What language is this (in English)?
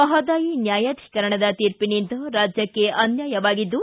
Kannada